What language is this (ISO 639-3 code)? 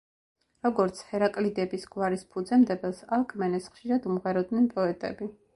kat